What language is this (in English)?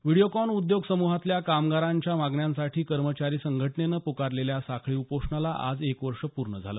Marathi